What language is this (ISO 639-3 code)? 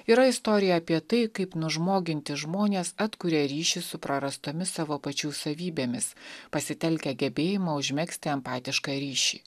lit